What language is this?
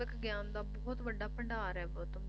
Punjabi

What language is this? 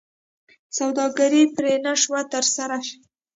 Pashto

